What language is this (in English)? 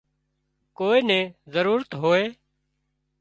Wadiyara Koli